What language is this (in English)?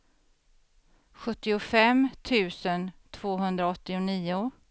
Swedish